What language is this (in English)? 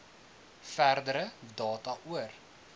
Afrikaans